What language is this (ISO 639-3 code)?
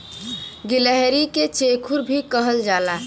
bho